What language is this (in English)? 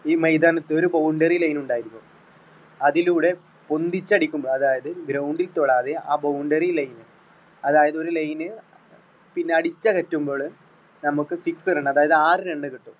Malayalam